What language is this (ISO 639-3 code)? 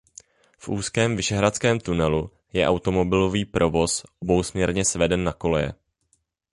ces